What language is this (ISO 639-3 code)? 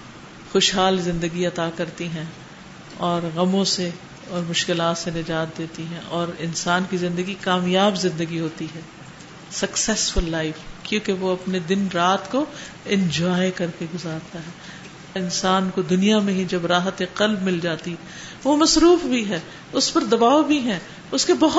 urd